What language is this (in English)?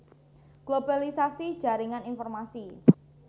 Javanese